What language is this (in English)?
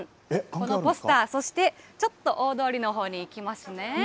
Japanese